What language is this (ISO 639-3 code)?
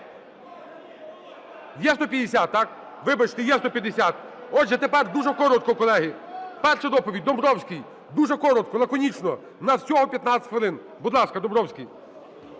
ukr